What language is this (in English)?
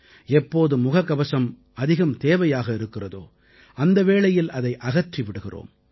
Tamil